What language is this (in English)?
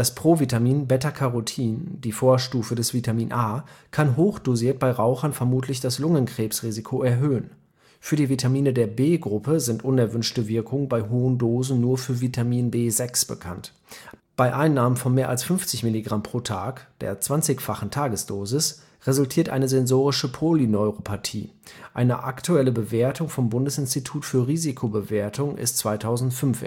German